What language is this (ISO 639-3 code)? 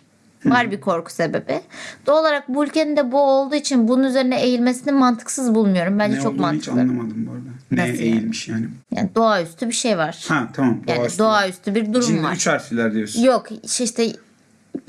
tur